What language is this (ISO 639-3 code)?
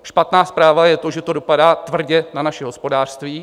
ces